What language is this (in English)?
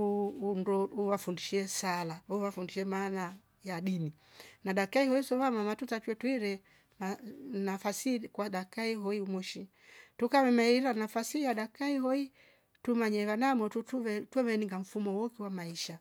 Rombo